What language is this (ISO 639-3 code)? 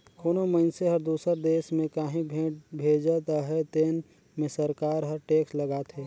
hne